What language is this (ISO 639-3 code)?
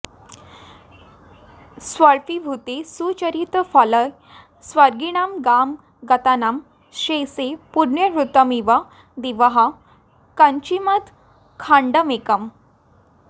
san